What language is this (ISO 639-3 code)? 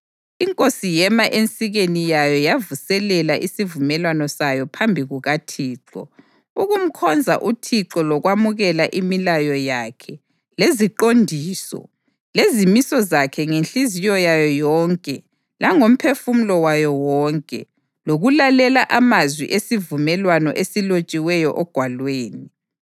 nde